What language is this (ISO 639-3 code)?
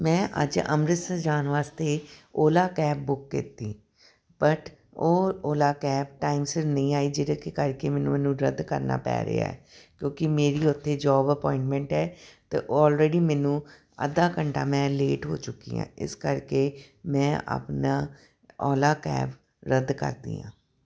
pan